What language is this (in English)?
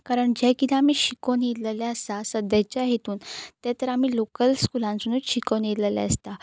Konkani